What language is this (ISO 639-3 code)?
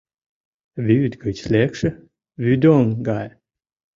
chm